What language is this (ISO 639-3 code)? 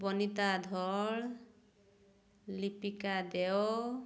ori